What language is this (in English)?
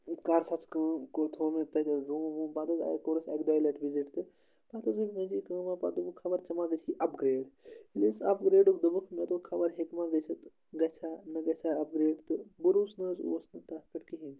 Kashmiri